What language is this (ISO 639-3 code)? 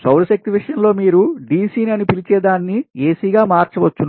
tel